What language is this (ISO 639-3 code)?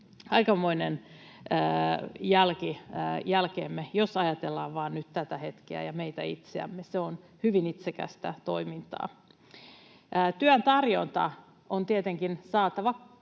fin